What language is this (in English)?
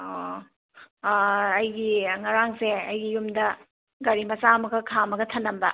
Manipuri